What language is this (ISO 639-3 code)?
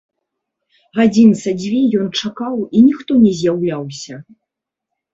bel